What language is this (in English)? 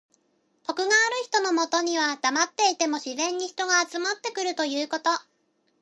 Japanese